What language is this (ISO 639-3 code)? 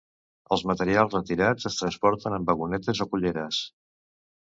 cat